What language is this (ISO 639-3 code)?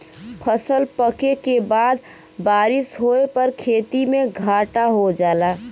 bho